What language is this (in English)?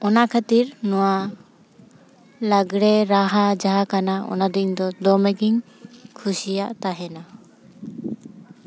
Santali